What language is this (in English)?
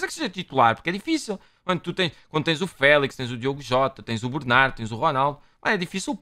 Portuguese